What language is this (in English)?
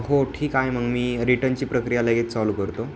Marathi